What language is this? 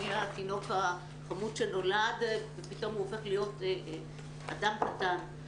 Hebrew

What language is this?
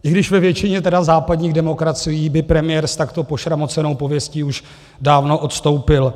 Czech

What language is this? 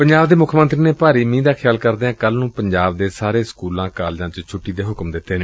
Punjabi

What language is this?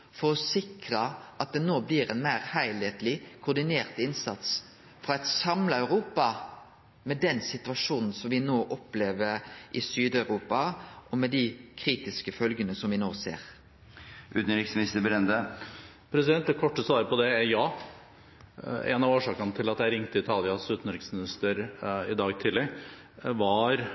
Norwegian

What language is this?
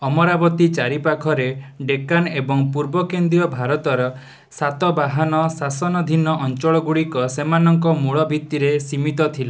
Odia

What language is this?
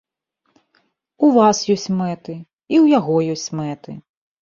Belarusian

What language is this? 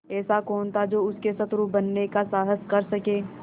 Hindi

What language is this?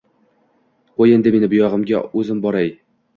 Uzbek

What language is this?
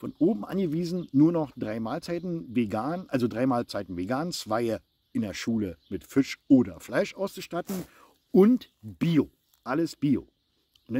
German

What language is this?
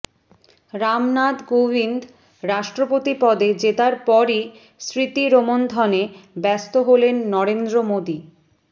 Bangla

